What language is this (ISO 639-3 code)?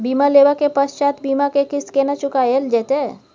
mai